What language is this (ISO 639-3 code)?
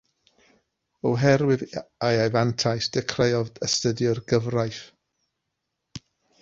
cym